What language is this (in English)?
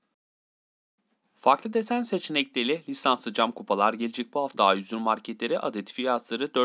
Turkish